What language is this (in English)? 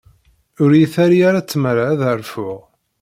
Kabyle